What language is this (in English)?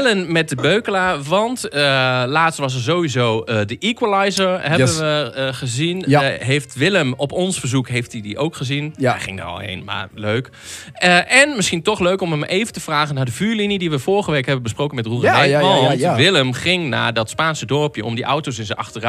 Dutch